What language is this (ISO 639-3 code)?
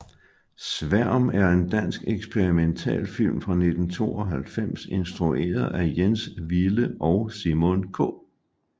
dan